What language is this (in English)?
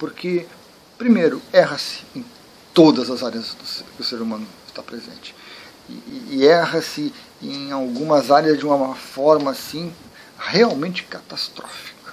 Portuguese